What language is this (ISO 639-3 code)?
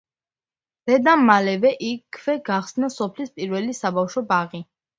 kat